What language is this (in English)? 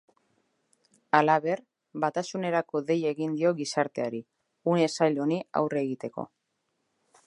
Basque